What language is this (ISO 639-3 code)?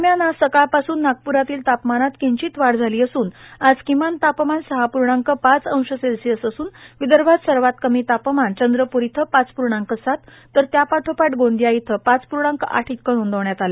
mar